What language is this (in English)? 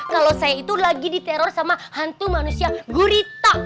Indonesian